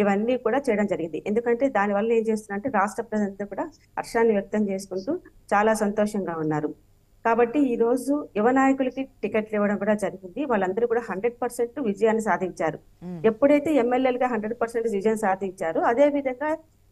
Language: Telugu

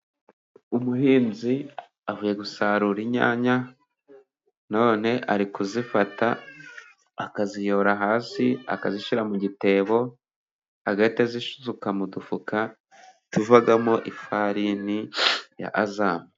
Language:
Kinyarwanda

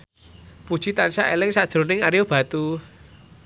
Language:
Javanese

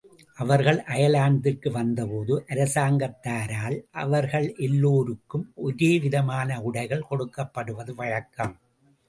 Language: Tamil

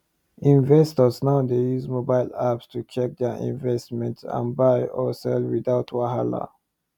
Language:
Nigerian Pidgin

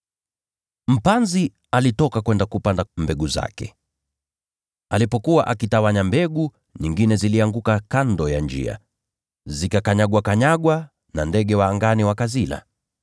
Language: Swahili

